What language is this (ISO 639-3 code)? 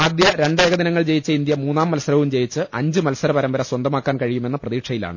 mal